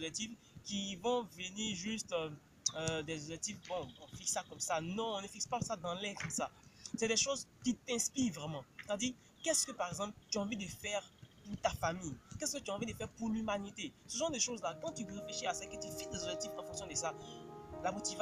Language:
French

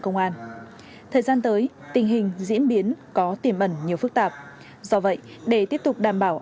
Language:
Vietnamese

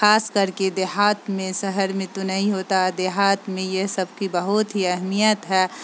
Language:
Urdu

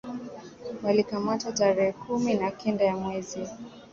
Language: Swahili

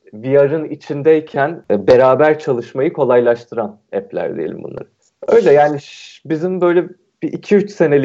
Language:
Turkish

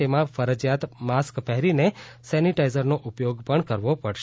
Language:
Gujarati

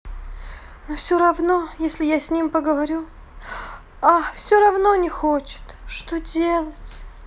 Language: Russian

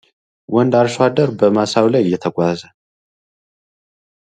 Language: Amharic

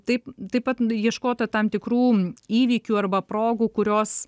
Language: Lithuanian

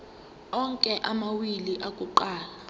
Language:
Zulu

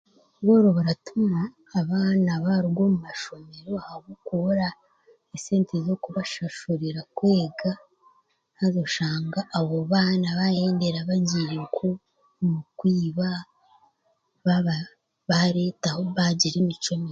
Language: Chiga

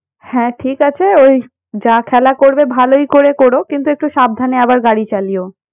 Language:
Bangla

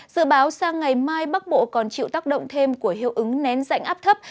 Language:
Vietnamese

